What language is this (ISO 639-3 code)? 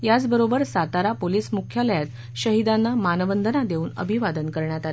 mar